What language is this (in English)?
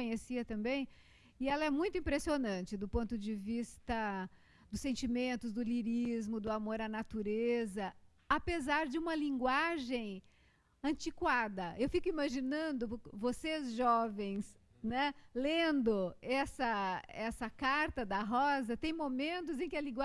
Portuguese